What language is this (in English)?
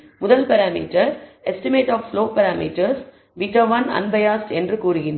Tamil